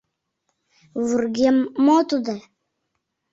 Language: Mari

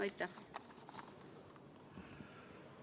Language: Estonian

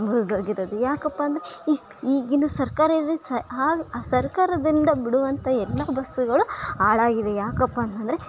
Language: Kannada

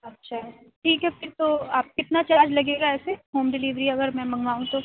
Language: Urdu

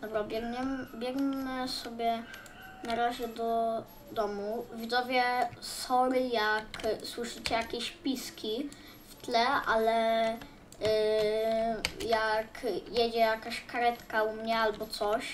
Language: Polish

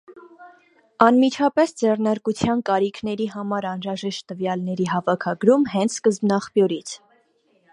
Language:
Armenian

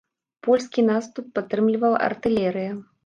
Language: Belarusian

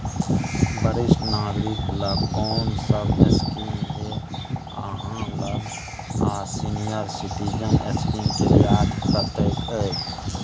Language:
Maithili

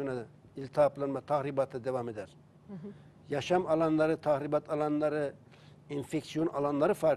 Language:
Turkish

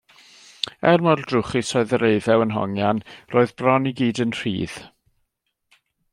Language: Welsh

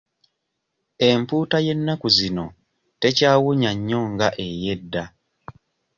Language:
Ganda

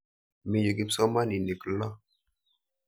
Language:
Kalenjin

